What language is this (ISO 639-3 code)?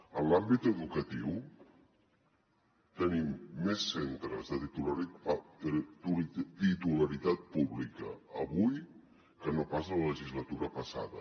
cat